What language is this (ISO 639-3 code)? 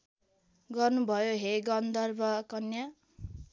nep